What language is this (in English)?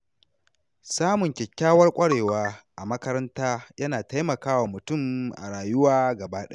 Hausa